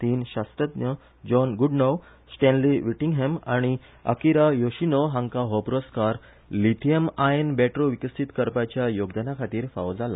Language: Konkani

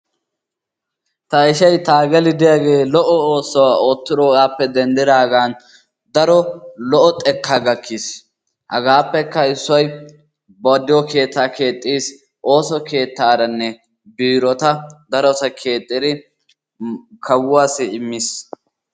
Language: Wolaytta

